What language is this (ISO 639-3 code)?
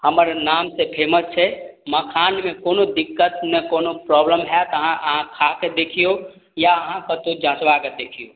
mai